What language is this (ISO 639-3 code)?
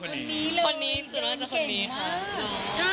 tha